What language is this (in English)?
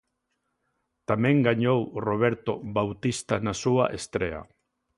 Galician